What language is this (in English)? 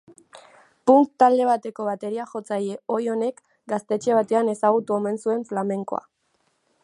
Basque